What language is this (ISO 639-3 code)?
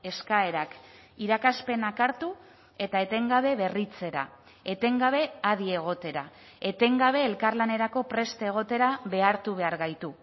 eus